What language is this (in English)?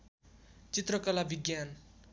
Nepali